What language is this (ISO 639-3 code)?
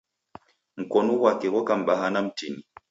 dav